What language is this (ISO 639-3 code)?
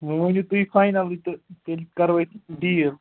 kas